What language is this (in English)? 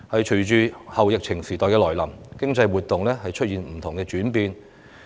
Cantonese